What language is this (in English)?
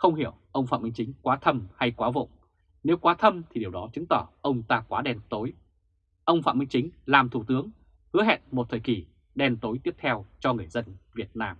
Vietnamese